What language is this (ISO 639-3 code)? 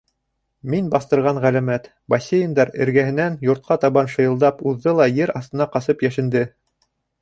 bak